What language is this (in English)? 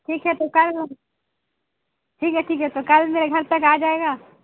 Urdu